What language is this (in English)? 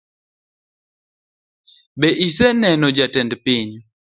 Luo (Kenya and Tanzania)